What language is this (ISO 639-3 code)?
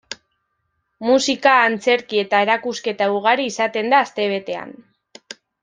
eus